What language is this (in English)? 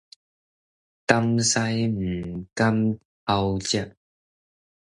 Min Nan Chinese